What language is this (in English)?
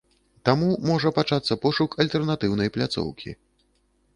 Belarusian